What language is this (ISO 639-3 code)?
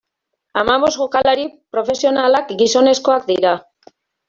eus